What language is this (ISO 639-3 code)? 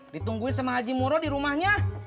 ind